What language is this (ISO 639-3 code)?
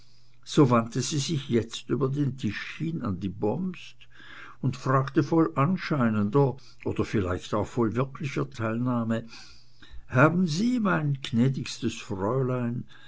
deu